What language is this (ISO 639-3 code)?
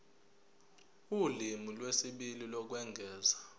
zul